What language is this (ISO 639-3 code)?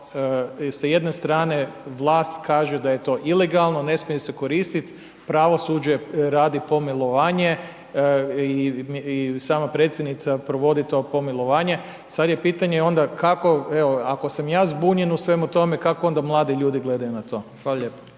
hrv